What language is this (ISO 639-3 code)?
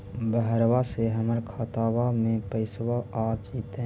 mag